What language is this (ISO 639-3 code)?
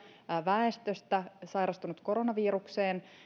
fin